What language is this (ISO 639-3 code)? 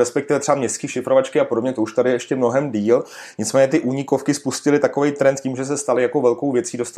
ces